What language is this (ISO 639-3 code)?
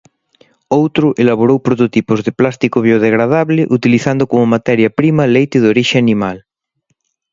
glg